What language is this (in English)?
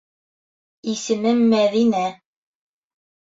Bashkir